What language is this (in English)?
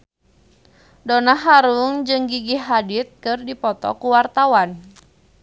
Sundanese